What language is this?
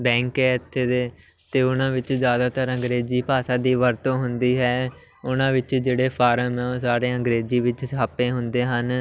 Punjabi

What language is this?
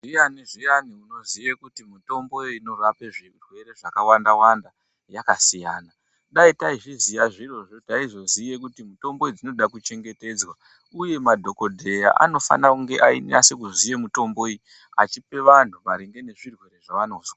Ndau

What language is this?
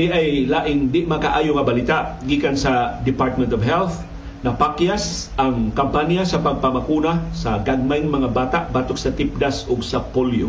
Filipino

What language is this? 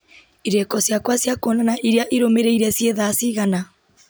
Kikuyu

